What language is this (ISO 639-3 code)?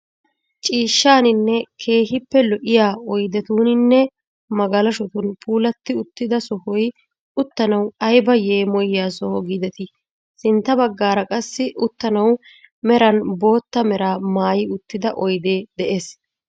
wal